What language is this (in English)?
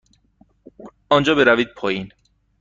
Persian